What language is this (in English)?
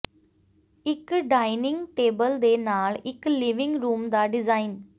Punjabi